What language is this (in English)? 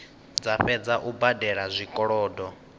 Venda